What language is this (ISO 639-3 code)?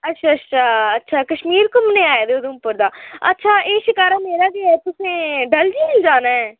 doi